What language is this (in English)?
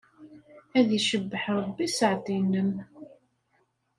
Kabyle